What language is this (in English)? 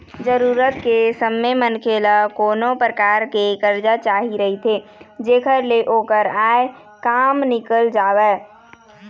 Chhattisgarhi